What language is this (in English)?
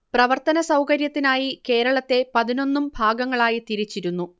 Malayalam